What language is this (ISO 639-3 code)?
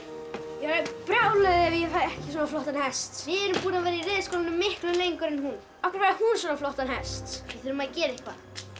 isl